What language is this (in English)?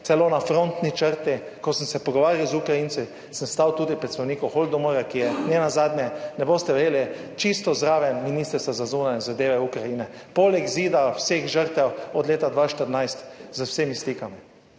Slovenian